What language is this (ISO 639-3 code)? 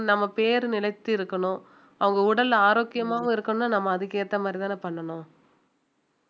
tam